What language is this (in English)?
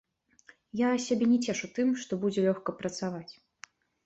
Belarusian